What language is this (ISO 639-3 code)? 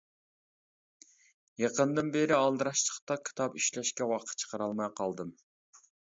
uig